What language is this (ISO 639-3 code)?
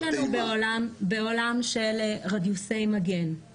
heb